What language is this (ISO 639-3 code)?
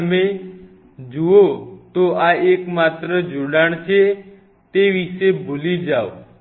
guj